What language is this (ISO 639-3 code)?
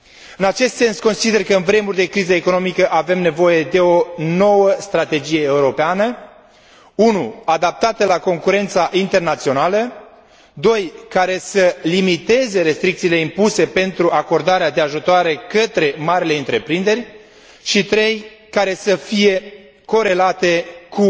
ron